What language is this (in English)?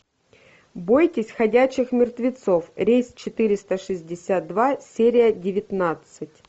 Russian